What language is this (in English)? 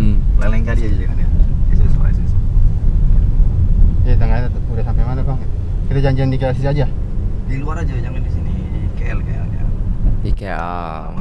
Indonesian